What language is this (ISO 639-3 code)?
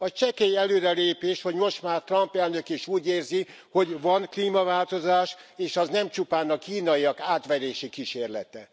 hun